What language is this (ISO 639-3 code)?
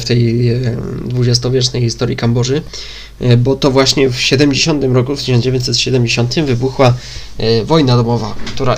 pol